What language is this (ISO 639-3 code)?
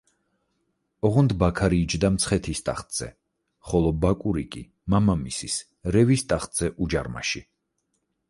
kat